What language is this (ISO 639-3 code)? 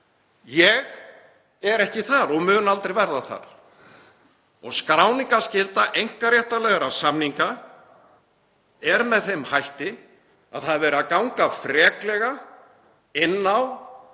isl